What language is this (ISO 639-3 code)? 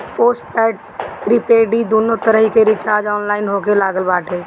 bho